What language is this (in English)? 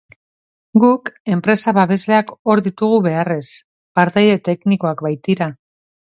Basque